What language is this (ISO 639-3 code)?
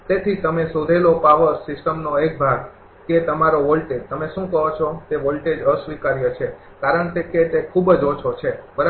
guj